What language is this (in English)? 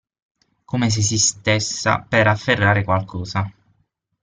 Italian